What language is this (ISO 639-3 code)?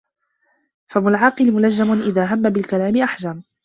ara